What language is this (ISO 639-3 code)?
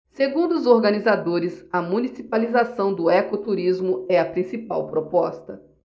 por